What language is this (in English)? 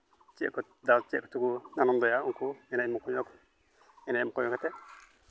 Santali